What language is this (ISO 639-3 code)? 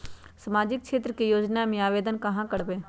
mag